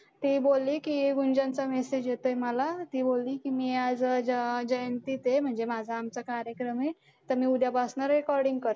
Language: Marathi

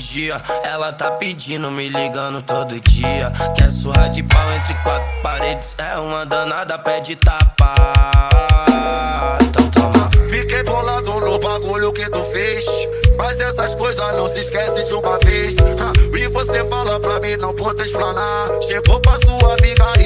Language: Vietnamese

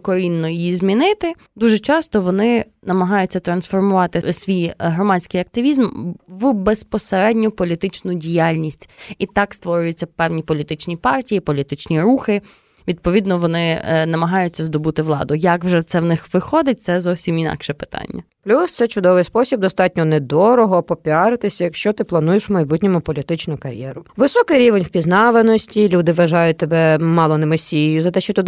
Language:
Ukrainian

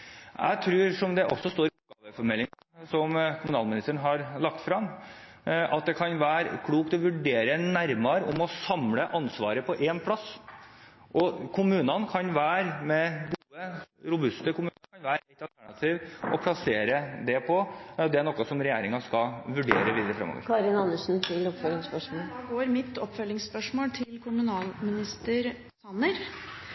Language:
Norwegian Bokmål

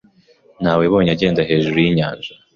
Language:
Kinyarwanda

